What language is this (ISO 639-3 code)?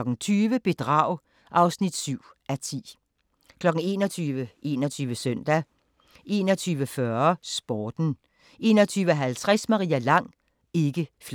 dan